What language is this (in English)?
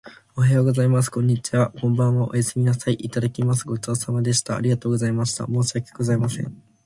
Japanese